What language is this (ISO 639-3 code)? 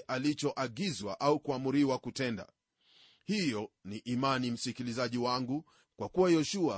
swa